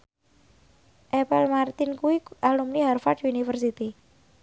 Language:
Javanese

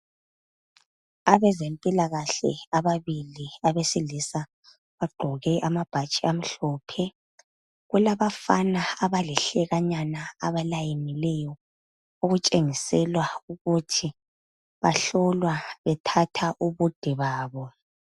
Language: North Ndebele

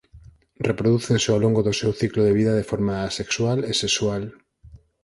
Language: Galician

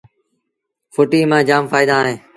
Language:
Sindhi Bhil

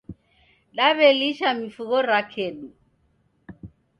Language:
Taita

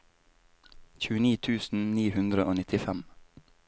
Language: Norwegian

